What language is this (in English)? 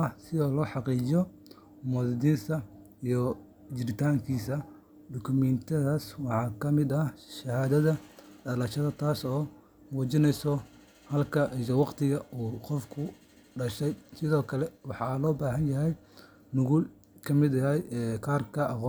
Somali